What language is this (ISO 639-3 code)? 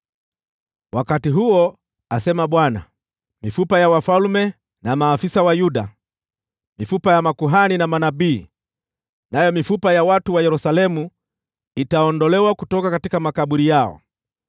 swa